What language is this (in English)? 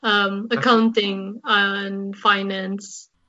Welsh